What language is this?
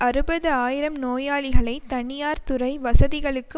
Tamil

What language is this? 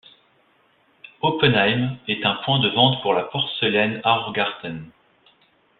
French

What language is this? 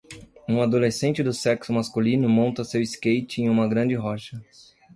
Portuguese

